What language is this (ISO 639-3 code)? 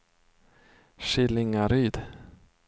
swe